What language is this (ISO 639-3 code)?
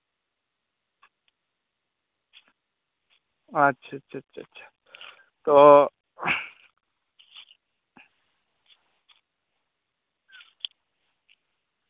sat